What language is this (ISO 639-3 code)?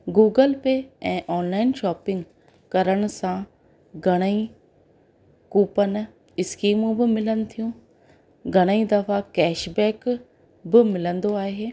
snd